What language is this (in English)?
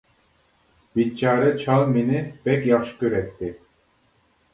Uyghur